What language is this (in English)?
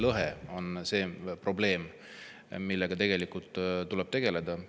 Estonian